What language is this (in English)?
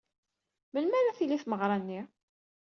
Kabyle